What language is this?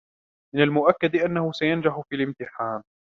Arabic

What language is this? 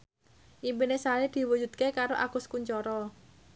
Javanese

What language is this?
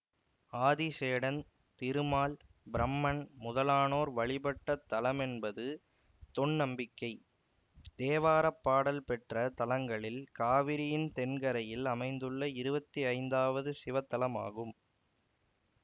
Tamil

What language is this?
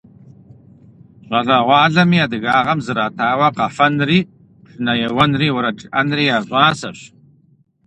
Kabardian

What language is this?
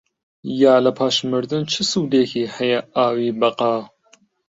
Central Kurdish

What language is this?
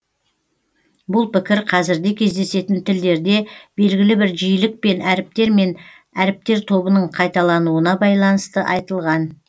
Kazakh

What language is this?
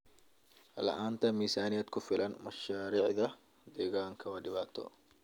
Somali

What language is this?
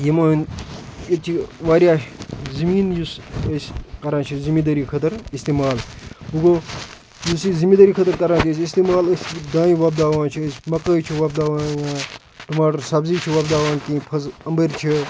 Kashmiri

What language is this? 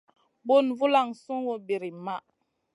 Masana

